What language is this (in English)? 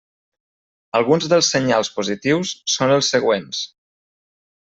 Catalan